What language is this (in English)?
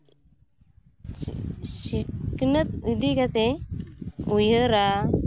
Santali